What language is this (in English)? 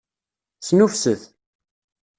Kabyle